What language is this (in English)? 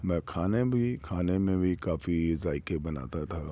Urdu